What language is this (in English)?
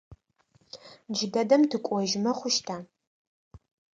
Adyghe